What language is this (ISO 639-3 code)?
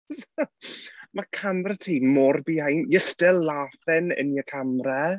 cym